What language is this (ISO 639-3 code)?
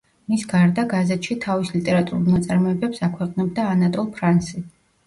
kat